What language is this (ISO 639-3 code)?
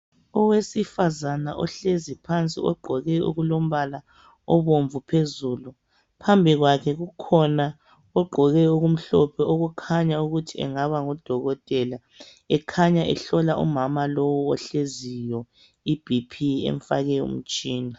nde